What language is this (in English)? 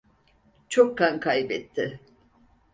Turkish